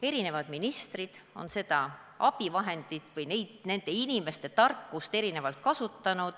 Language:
Estonian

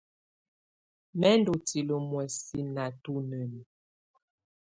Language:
Tunen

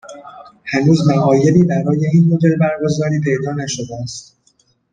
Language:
Persian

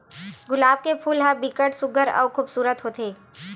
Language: Chhattisgarhi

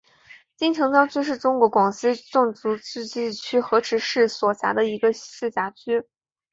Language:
Chinese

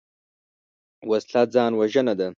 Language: Pashto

